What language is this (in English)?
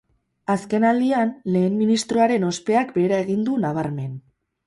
Basque